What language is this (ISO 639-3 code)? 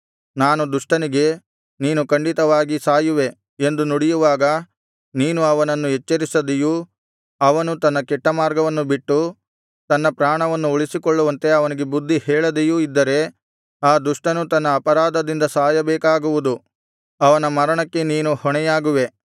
kan